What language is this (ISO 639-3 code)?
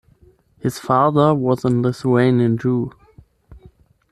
eng